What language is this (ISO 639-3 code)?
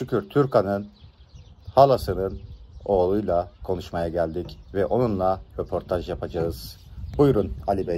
tur